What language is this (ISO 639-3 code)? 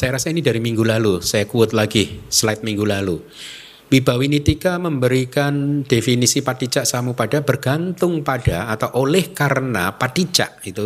ind